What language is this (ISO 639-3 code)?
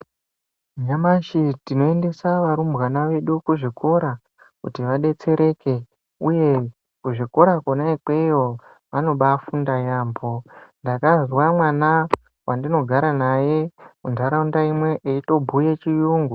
ndc